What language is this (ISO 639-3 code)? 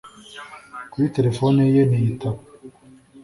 kin